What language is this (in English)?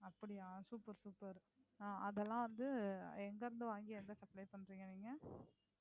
Tamil